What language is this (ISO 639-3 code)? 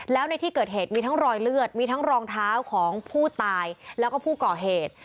tha